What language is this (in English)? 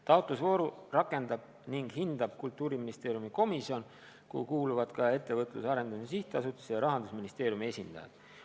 Estonian